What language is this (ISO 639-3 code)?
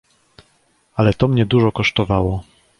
pol